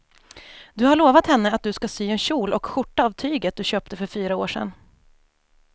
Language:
Swedish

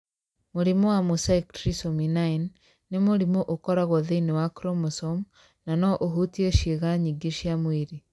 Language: Kikuyu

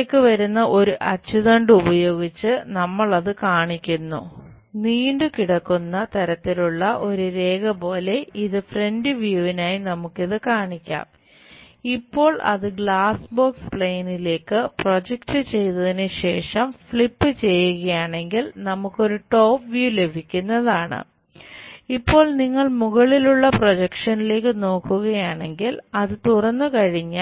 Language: Malayalam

